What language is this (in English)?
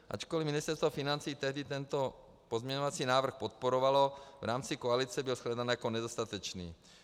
Czech